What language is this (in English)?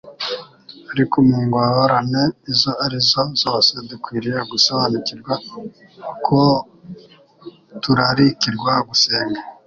Kinyarwanda